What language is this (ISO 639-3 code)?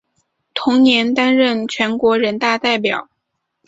zho